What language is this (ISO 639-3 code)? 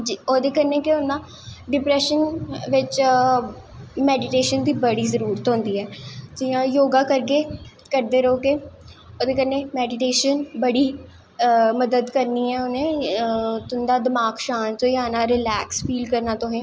doi